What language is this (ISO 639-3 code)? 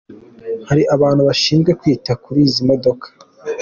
kin